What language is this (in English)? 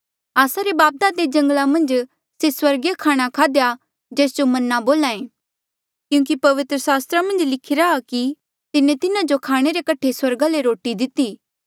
Mandeali